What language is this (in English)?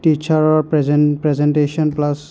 Assamese